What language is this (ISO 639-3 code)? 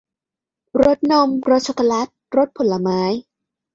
tha